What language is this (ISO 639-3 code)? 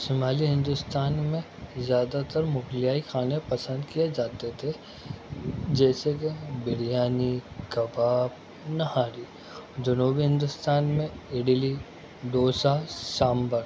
urd